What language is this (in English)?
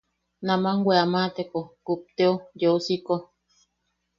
Yaqui